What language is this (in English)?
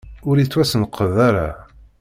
Kabyle